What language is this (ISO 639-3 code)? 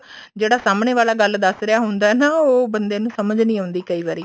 pan